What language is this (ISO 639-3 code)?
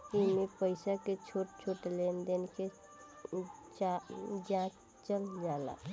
bho